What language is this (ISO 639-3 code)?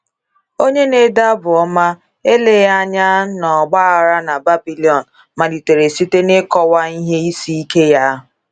ibo